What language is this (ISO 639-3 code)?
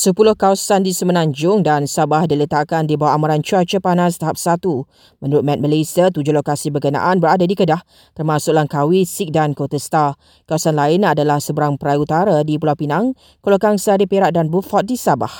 msa